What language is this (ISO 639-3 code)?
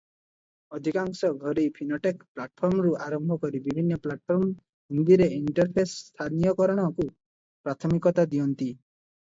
ori